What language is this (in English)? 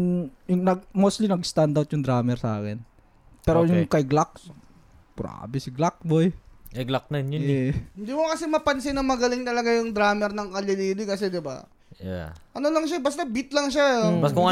Filipino